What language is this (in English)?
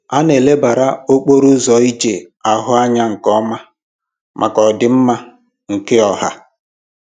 Igbo